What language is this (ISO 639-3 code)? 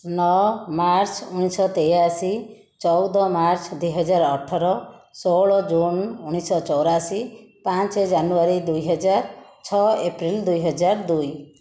ori